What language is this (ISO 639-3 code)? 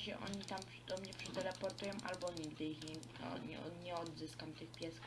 pol